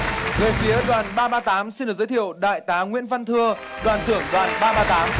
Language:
Vietnamese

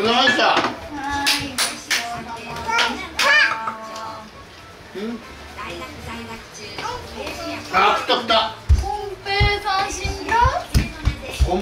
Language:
Japanese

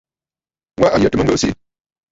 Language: Bafut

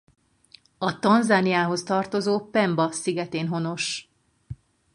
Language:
Hungarian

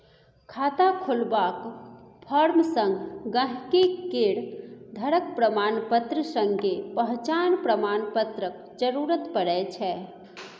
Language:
Maithili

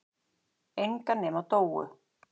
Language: Icelandic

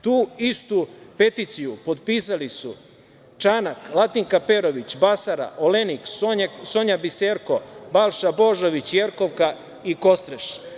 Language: Serbian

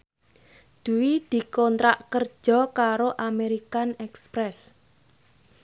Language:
Javanese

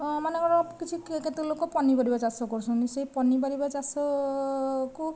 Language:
Odia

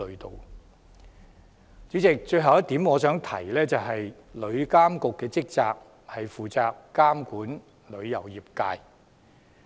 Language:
Cantonese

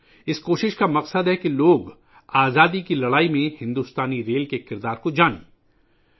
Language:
Urdu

